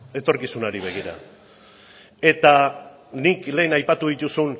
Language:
Basque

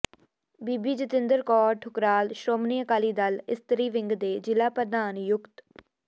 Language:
Punjabi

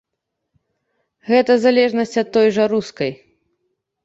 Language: Belarusian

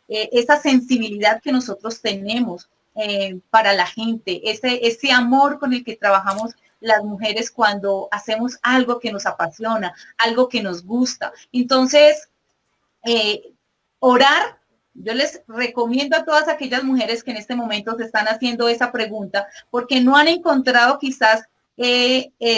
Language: Spanish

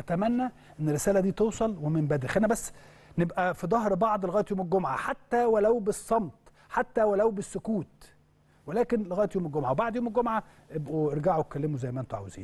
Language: Arabic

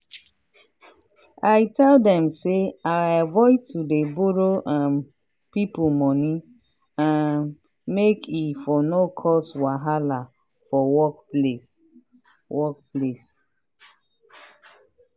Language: Nigerian Pidgin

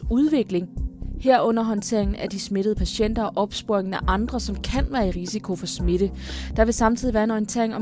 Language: Danish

